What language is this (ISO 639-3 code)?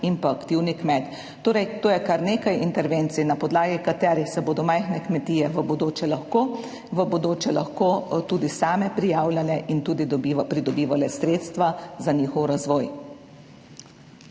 slv